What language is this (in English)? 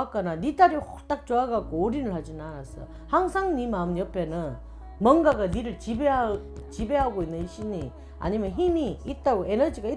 Korean